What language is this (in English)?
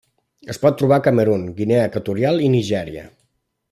Catalan